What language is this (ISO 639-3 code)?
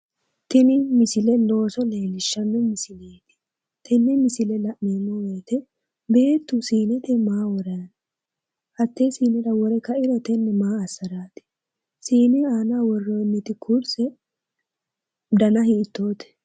sid